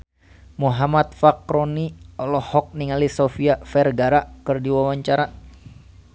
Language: Sundanese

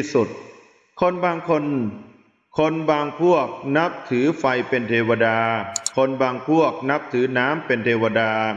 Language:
Thai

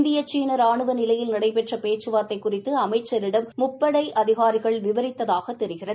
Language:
Tamil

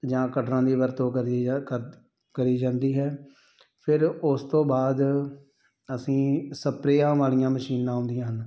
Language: Punjabi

